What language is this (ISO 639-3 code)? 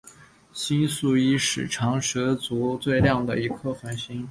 zho